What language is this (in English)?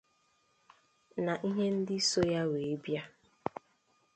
Igbo